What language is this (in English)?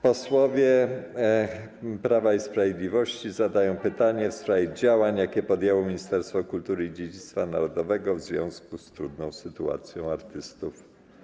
Polish